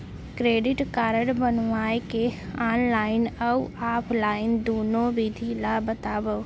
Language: Chhattisgarhi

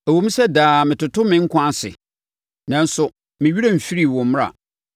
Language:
Akan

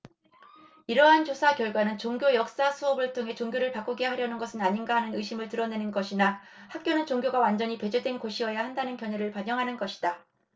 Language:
Korean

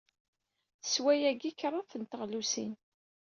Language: Kabyle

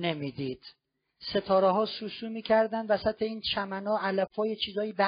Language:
Persian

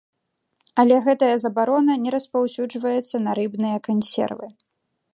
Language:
Belarusian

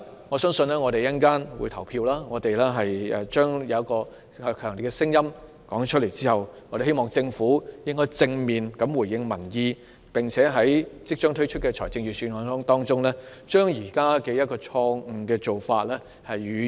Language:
Cantonese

